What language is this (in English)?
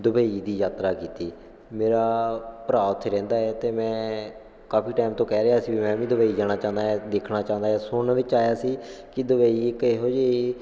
Punjabi